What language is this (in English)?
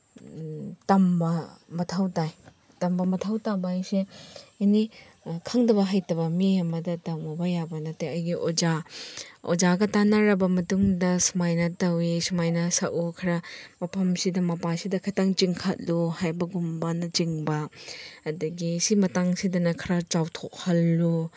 Manipuri